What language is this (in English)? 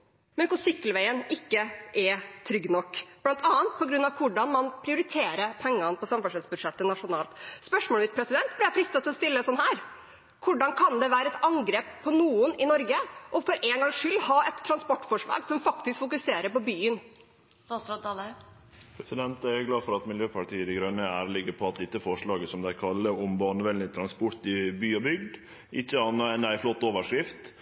Norwegian